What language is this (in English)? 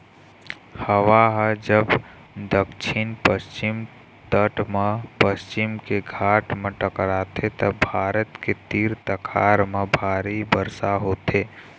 Chhattisgarhi